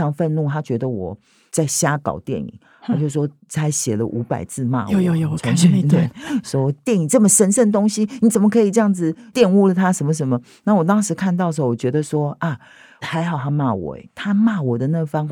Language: Chinese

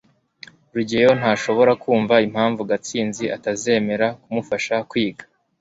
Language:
Kinyarwanda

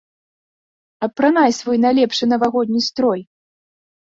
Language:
Belarusian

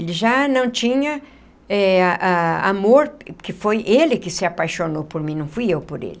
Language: Portuguese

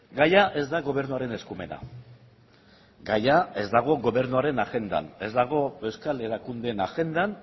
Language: Basque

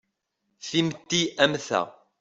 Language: Kabyle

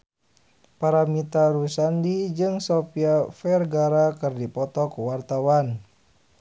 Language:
Sundanese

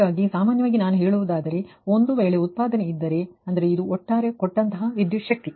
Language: Kannada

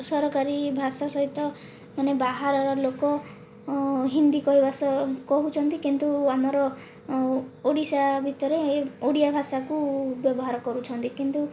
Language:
Odia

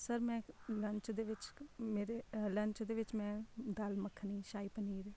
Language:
Punjabi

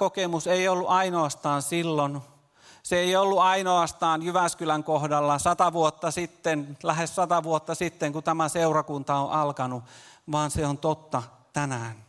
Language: Finnish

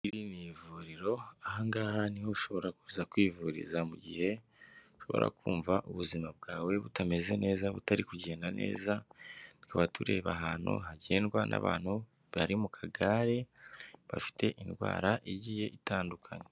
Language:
Kinyarwanda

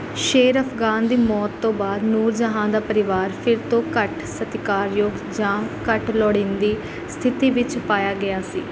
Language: Punjabi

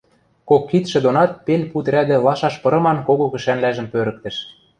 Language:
Western Mari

